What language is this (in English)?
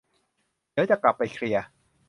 Thai